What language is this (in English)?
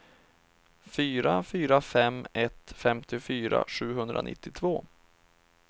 Swedish